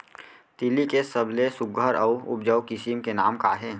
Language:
Chhattisgarhi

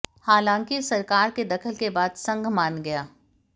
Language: Hindi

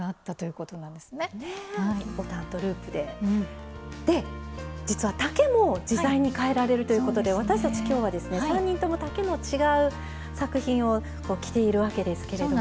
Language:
Japanese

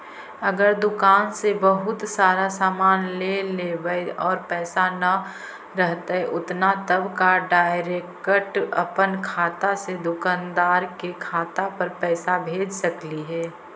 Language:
Magahi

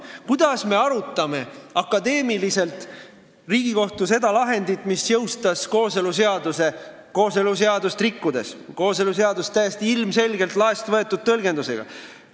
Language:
Estonian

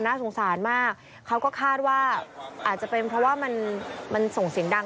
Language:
Thai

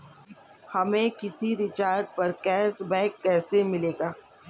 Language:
Hindi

